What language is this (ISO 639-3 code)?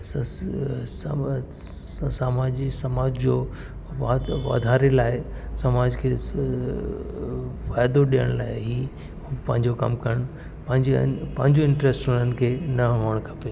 snd